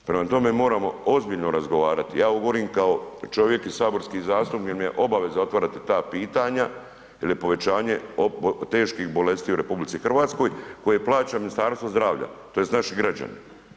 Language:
Croatian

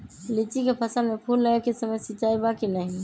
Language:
Magahi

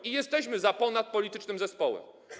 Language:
Polish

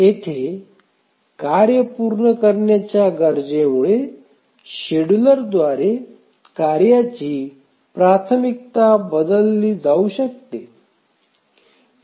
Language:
Marathi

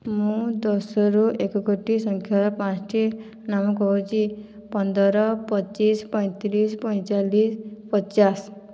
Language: Odia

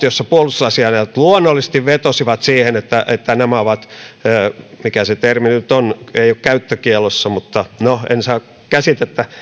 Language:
Finnish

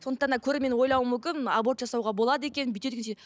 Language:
Kazakh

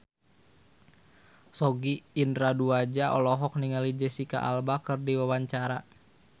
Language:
Sundanese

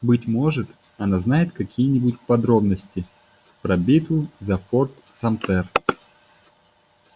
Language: Russian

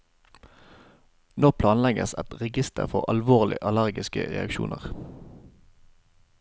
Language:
Norwegian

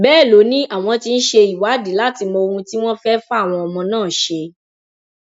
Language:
Yoruba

